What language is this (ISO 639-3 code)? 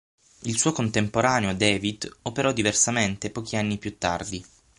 ita